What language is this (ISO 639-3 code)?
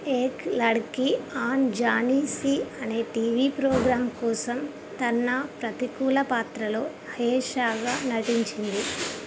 tel